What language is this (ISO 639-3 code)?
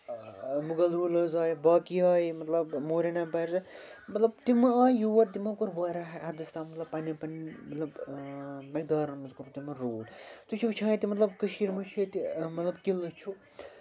kas